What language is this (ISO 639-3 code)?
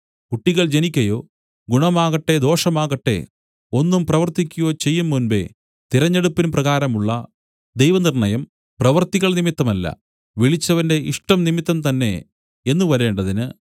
mal